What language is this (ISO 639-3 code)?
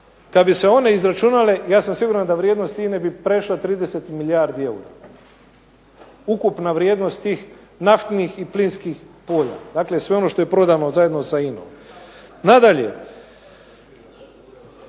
hrv